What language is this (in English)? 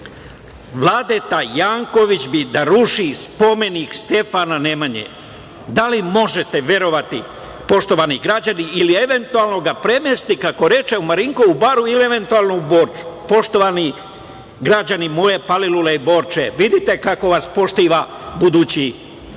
Serbian